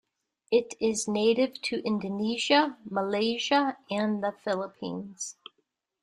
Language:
English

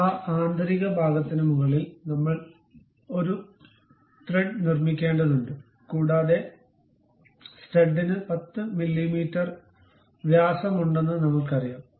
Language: Malayalam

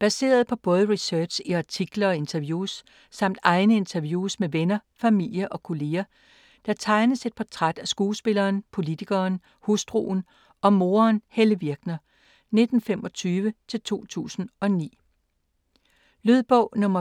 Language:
Danish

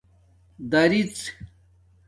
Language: Domaaki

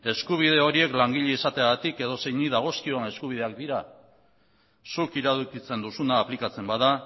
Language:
Basque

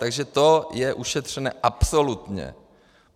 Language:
Czech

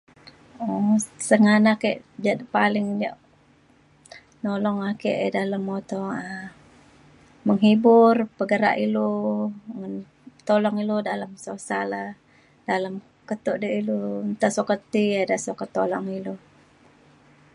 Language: Mainstream Kenyah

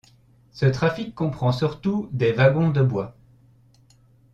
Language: French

